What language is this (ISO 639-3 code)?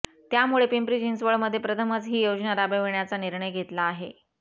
mar